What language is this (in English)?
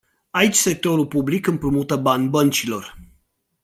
Romanian